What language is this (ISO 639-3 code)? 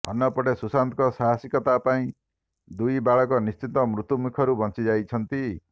ori